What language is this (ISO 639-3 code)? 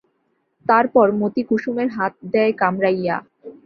ben